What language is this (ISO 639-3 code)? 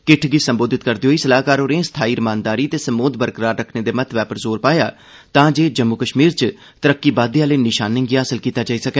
doi